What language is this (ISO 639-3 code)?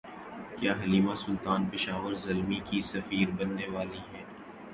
urd